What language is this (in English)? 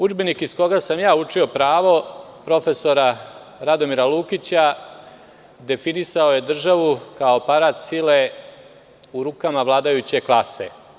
Serbian